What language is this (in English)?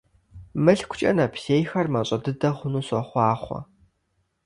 Kabardian